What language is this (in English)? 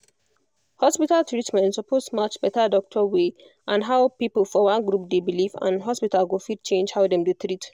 Nigerian Pidgin